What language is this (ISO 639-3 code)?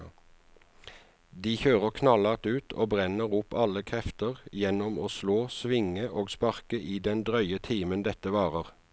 nor